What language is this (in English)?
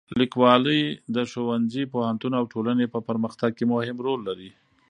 Pashto